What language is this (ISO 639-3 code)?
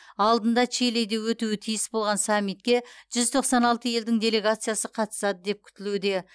kaz